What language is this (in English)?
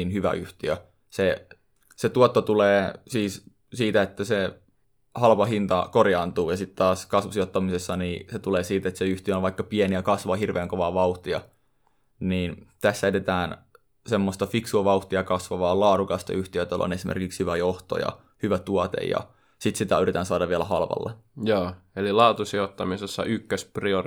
Finnish